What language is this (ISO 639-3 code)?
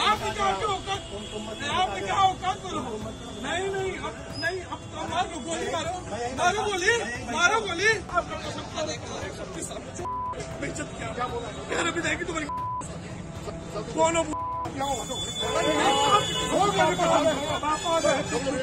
hin